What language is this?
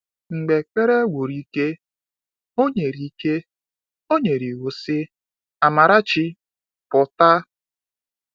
Igbo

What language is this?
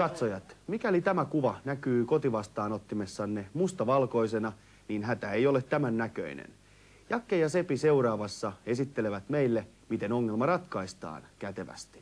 Finnish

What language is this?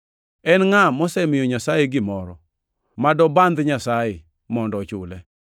Luo (Kenya and Tanzania)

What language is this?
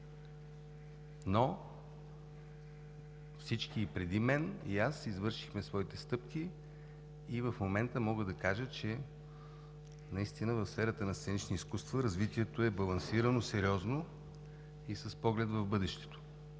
Bulgarian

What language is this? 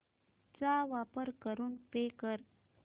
Marathi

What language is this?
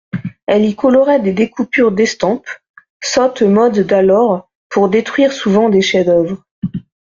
French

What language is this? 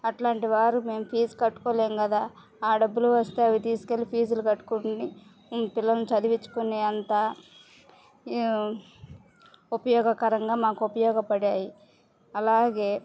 Telugu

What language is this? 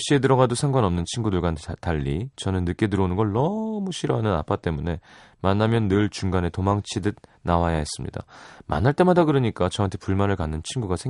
Korean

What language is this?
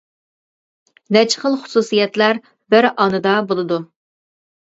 Uyghur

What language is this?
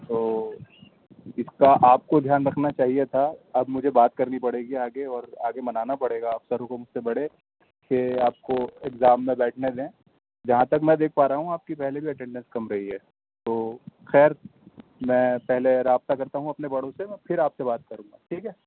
Urdu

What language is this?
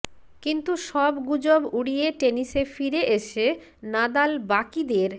Bangla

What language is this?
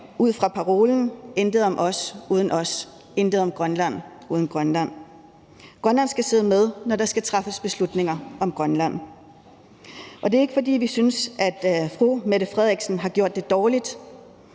Danish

